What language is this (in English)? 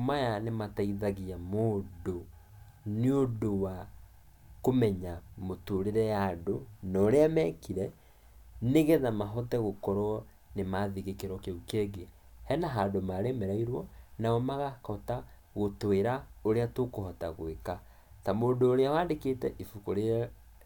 Kikuyu